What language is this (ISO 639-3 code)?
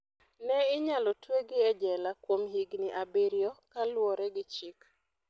luo